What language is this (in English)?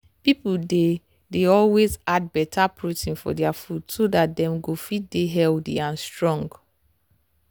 Nigerian Pidgin